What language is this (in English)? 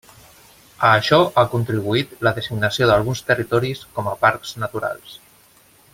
Catalan